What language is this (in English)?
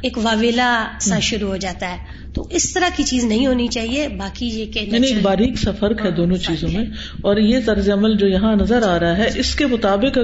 Urdu